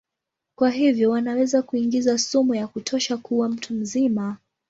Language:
Swahili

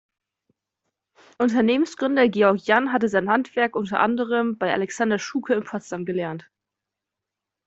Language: German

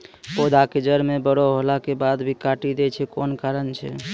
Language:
Maithili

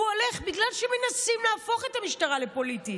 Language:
Hebrew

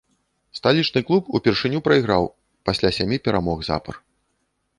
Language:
Belarusian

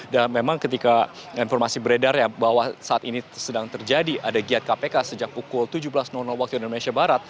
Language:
Indonesian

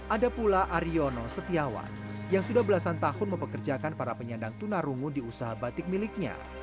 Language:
Indonesian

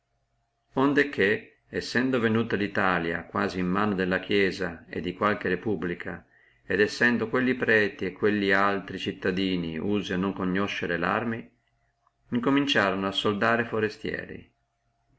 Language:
Italian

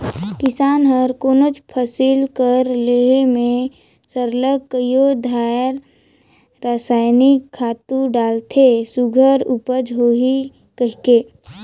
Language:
Chhattisgarhi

